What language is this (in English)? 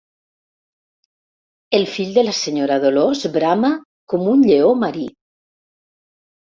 Catalan